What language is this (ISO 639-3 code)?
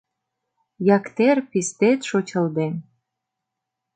chm